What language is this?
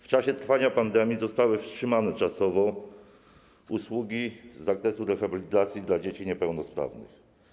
Polish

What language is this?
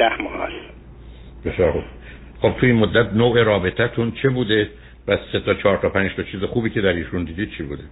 Persian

